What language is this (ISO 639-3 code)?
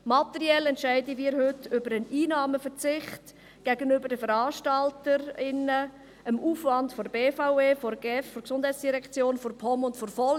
gsw